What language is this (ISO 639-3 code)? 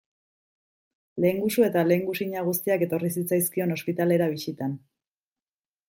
eus